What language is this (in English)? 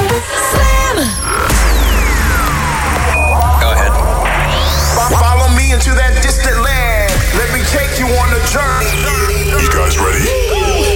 Dutch